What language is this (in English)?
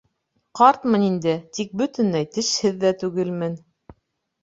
Bashkir